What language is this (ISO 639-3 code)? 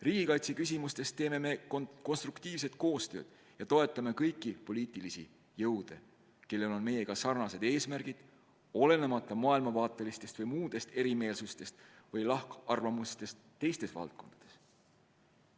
est